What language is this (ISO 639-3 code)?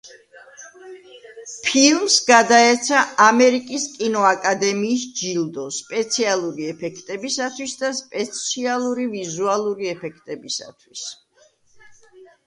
kat